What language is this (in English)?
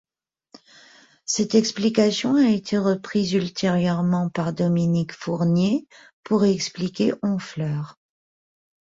French